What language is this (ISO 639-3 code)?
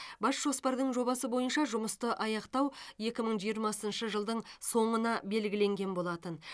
kaz